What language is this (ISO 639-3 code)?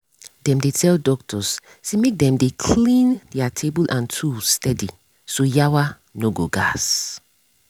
pcm